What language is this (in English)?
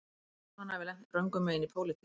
Icelandic